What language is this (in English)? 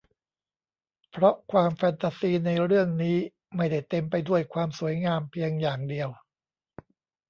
Thai